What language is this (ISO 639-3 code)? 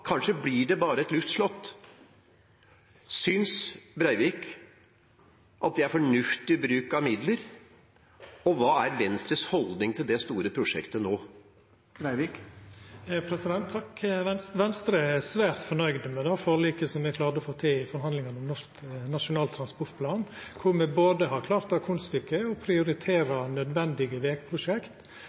nor